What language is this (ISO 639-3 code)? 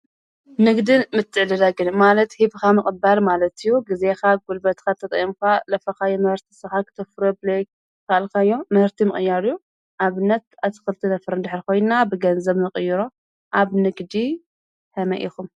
tir